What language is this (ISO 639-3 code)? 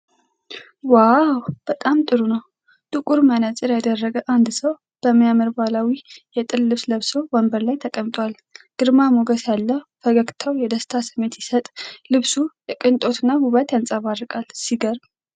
amh